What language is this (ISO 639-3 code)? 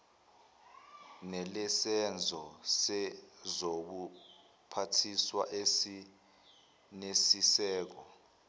zul